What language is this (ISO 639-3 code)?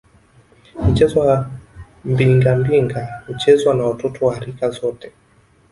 swa